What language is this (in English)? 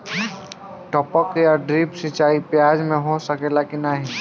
Bhojpuri